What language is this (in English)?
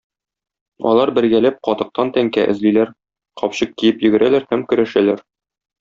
Tatar